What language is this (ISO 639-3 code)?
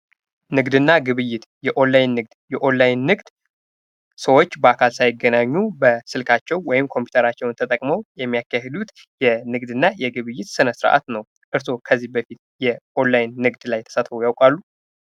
amh